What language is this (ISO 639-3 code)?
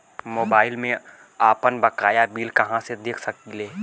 bho